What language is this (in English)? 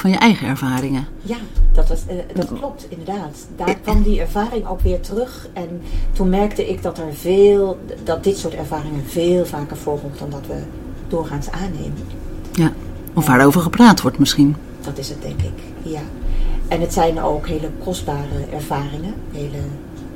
Dutch